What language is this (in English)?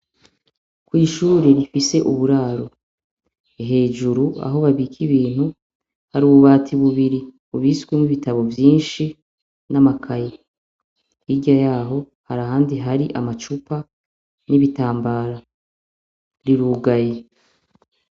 Rundi